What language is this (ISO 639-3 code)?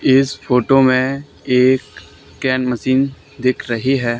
hin